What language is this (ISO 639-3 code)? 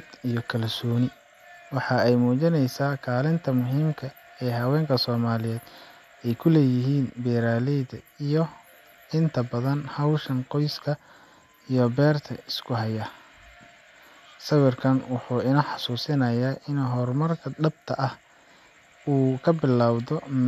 som